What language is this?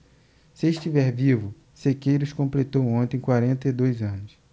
Portuguese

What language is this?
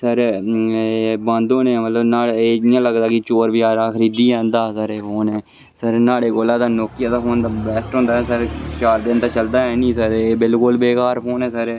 Dogri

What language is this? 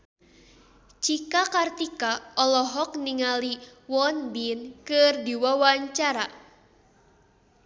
Sundanese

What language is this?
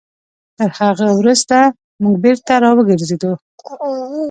Pashto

